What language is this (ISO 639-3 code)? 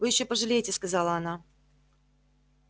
rus